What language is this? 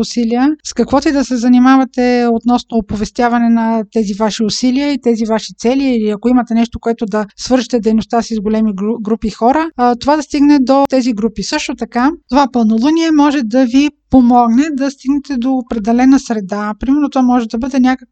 Bulgarian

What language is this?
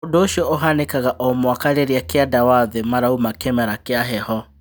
Kikuyu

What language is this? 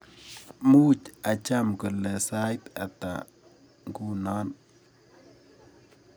Kalenjin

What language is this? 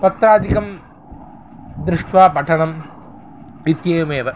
Sanskrit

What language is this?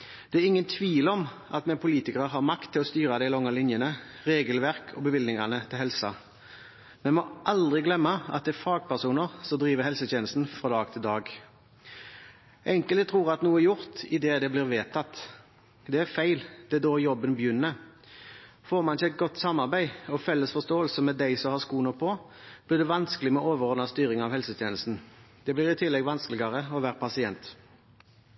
Norwegian Bokmål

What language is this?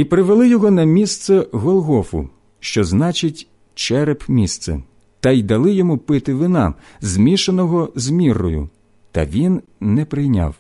Ukrainian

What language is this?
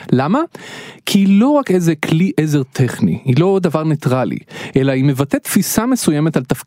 Hebrew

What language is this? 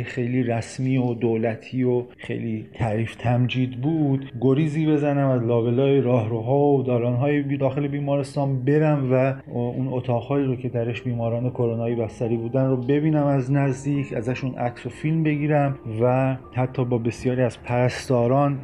Persian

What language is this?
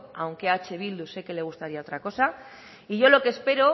Spanish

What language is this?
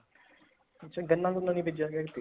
Punjabi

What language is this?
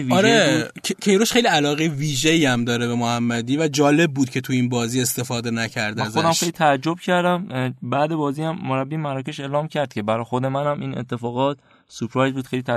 Persian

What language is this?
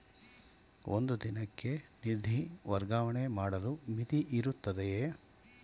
Kannada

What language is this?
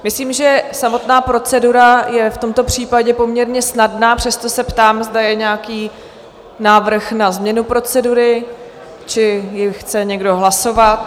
Czech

